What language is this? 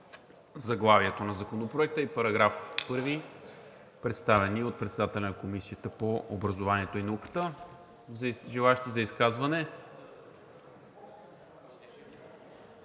Bulgarian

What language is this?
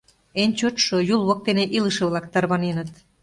Mari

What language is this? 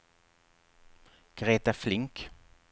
Swedish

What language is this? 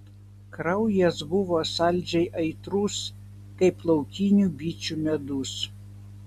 Lithuanian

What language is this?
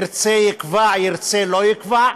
Hebrew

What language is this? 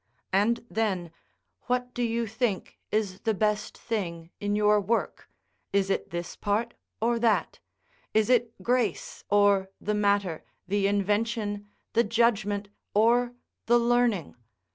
English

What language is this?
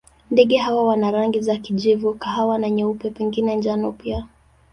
Swahili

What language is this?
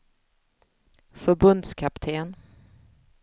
Swedish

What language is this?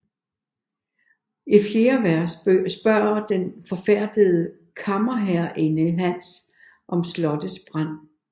Danish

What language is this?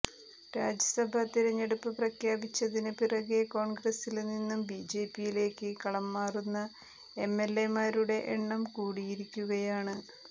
Malayalam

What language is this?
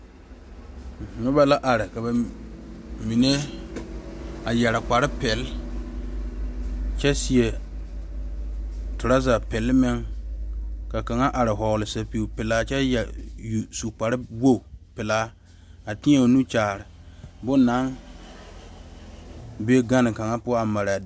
Southern Dagaare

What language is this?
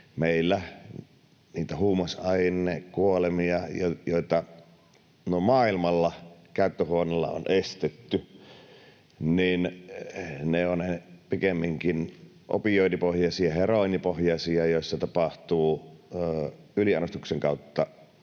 Finnish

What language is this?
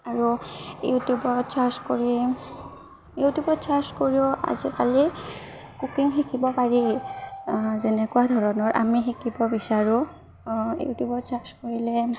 Assamese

